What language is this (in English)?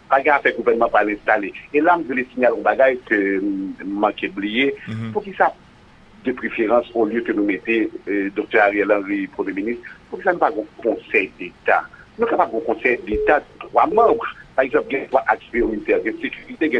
French